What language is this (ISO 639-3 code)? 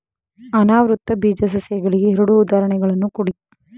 kan